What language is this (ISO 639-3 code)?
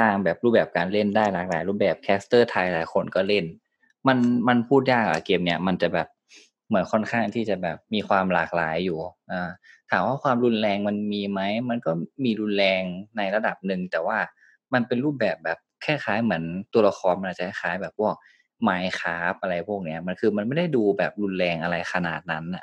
tha